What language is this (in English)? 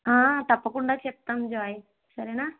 Telugu